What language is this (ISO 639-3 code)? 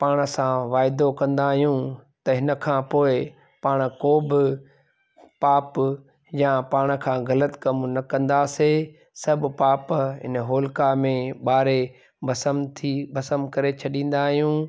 snd